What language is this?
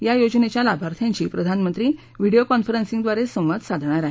Marathi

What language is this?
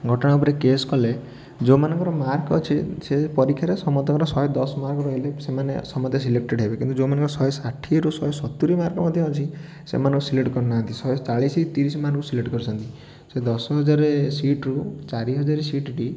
Odia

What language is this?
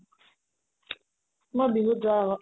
Assamese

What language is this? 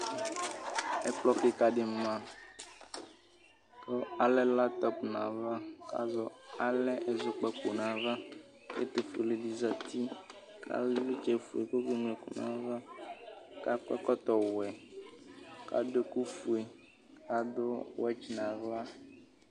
Ikposo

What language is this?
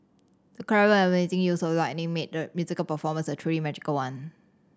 English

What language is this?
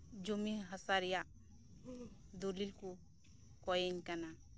Santali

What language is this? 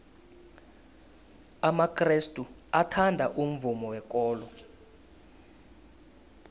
South Ndebele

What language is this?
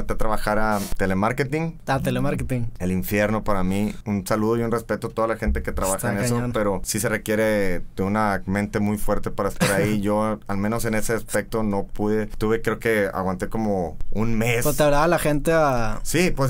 Spanish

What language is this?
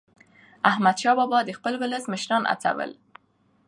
Pashto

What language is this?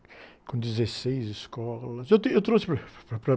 Portuguese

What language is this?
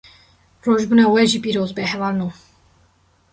Kurdish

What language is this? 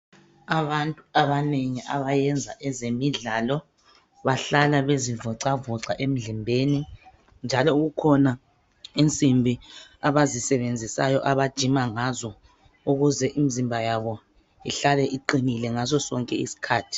North Ndebele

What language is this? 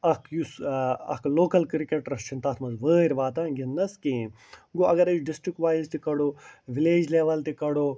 Kashmiri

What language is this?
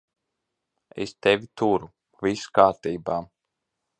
Latvian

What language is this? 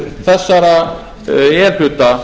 Icelandic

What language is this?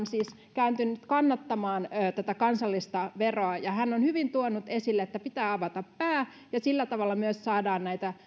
Finnish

